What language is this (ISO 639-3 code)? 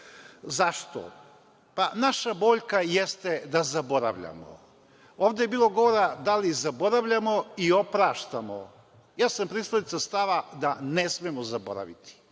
srp